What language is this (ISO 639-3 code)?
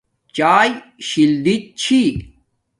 dmk